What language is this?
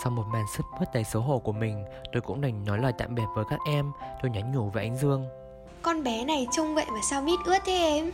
Vietnamese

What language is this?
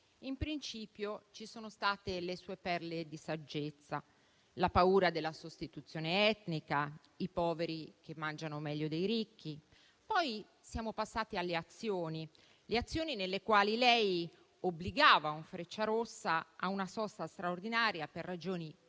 Italian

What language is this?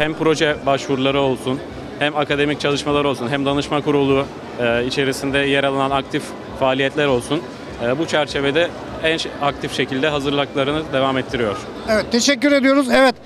Turkish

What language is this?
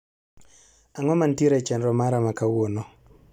Luo (Kenya and Tanzania)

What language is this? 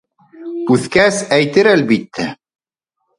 Bashkir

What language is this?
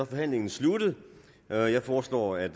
Danish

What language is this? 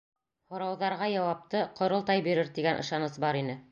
Bashkir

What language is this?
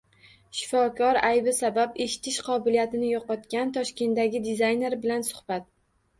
Uzbek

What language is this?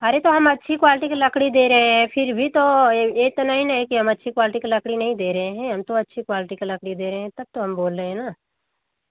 Hindi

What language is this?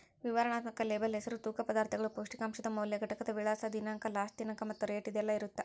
Kannada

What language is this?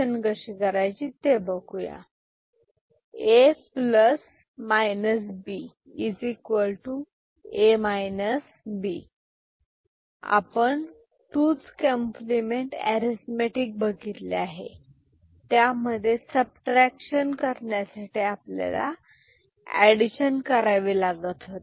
Marathi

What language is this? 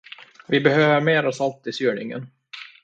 Swedish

